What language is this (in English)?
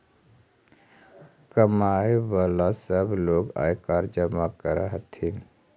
Magahi